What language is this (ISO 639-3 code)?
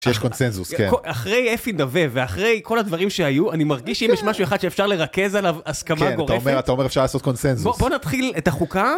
heb